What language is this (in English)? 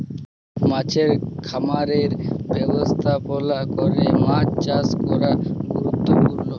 Bangla